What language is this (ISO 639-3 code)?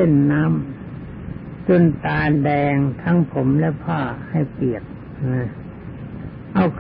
tha